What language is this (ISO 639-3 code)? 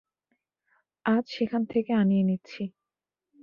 ben